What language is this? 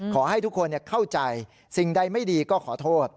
Thai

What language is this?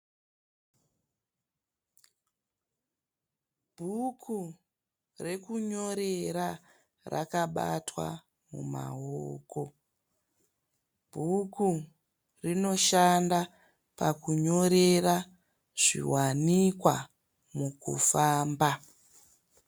Shona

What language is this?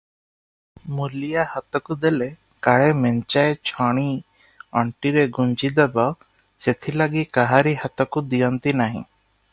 Odia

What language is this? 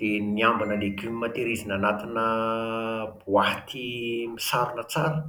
Malagasy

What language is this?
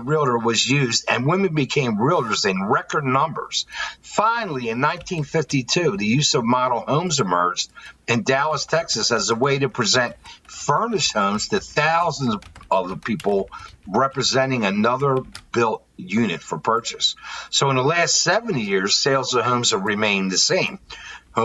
English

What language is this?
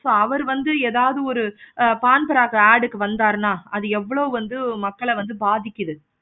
Tamil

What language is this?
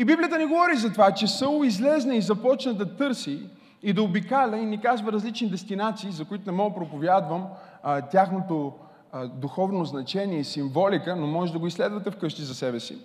Bulgarian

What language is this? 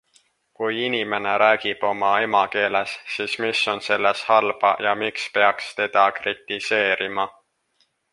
Estonian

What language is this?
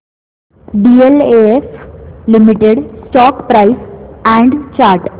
Marathi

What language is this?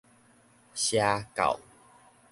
Min Nan Chinese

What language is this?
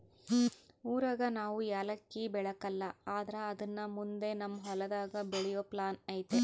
Kannada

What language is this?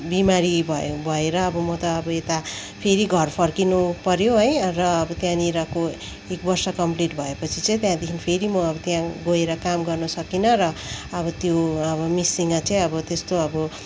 Nepali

